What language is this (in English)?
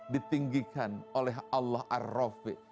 Indonesian